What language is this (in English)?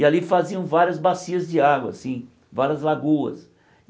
Portuguese